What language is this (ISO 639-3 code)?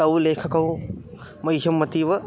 san